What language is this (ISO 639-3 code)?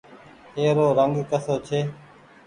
gig